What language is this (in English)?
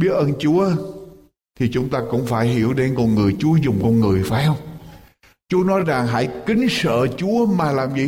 Vietnamese